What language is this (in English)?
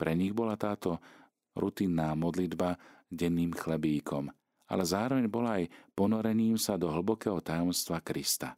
Slovak